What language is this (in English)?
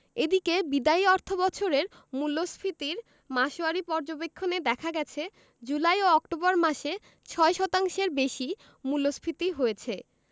Bangla